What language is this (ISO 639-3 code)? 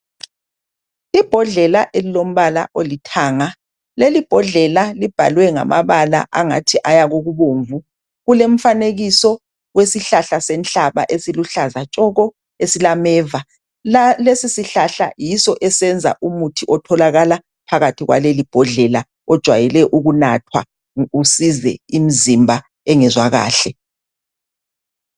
nde